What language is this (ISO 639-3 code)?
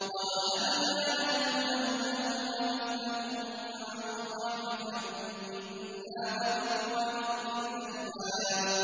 ara